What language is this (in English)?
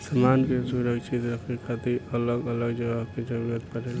Bhojpuri